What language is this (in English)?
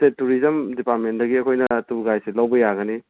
Manipuri